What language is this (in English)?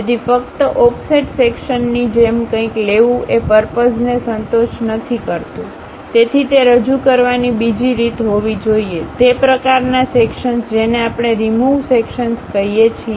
Gujarati